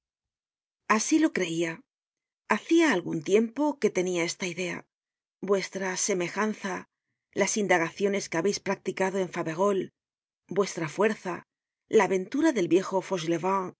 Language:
Spanish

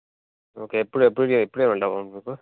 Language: Telugu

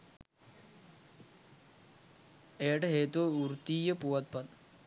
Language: Sinhala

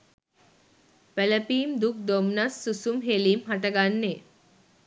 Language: Sinhala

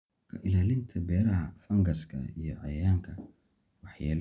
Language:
Somali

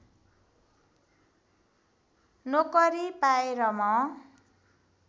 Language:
Nepali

